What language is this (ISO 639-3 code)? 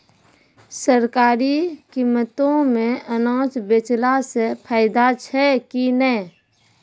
mai